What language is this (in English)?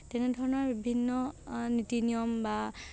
Assamese